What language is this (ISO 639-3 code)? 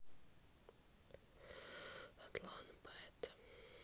rus